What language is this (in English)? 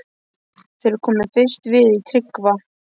Icelandic